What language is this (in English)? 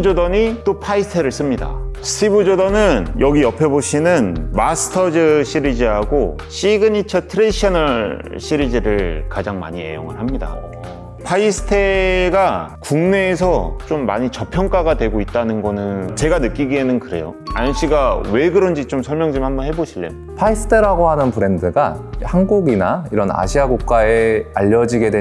Korean